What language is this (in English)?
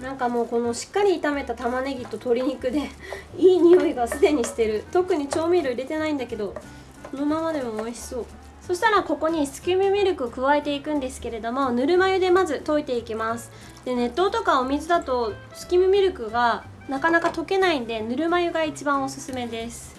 Japanese